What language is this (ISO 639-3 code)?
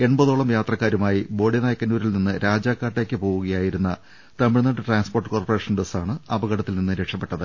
mal